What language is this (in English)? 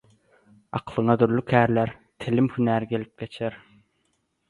Turkmen